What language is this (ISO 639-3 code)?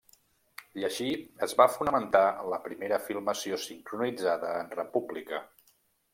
cat